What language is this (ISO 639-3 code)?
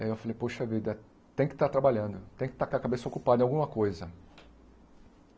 por